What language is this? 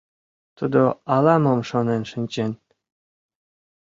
Mari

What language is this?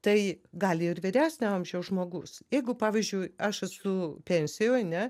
Lithuanian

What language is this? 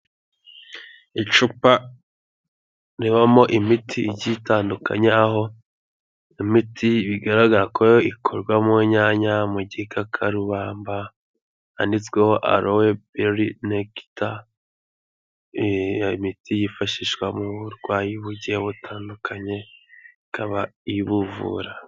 Kinyarwanda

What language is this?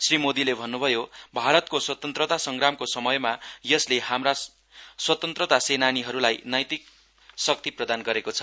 Nepali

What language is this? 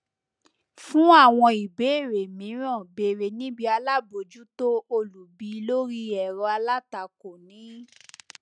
Yoruba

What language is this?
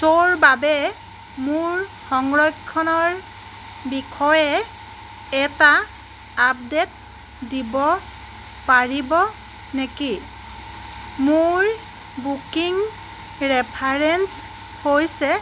Assamese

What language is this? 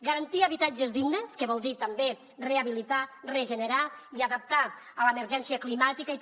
Catalan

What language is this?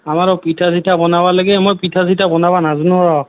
Assamese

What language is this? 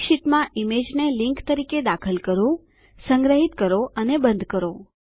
Gujarati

